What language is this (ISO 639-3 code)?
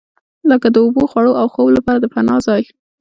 pus